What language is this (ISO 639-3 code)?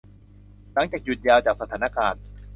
tha